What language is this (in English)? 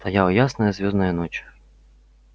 Russian